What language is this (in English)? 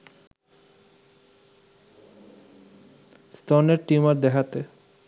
Bangla